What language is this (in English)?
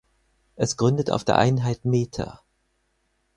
German